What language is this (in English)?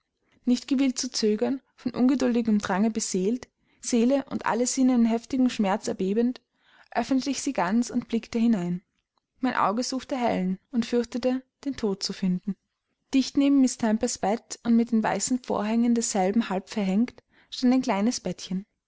German